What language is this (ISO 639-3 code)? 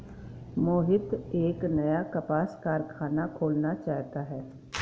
hin